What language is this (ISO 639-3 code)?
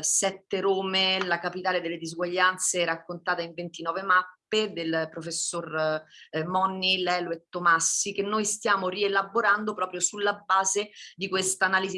ita